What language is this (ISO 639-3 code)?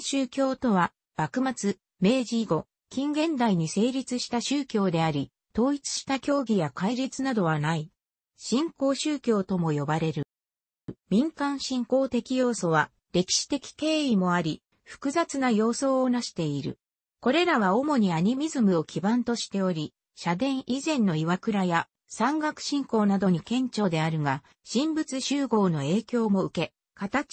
jpn